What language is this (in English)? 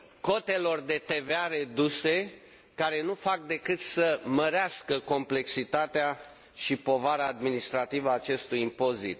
Romanian